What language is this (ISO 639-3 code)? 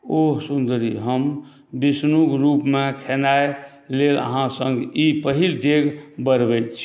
mai